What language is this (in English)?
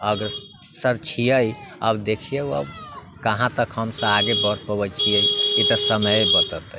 Maithili